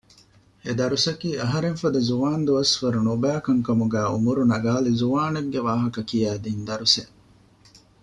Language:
Divehi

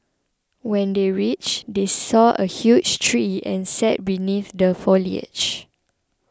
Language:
English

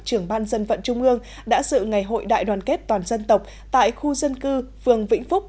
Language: Vietnamese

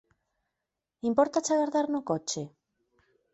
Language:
Galician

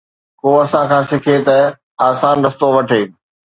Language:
Sindhi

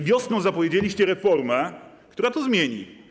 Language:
Polish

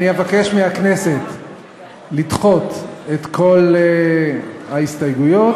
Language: Hebrew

